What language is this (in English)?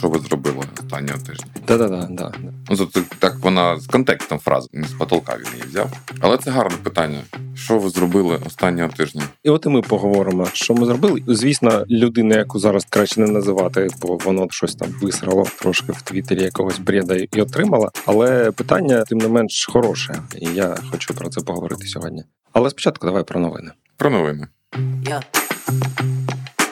Ukrainian